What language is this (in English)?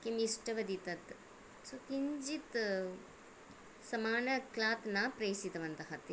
Sanskrit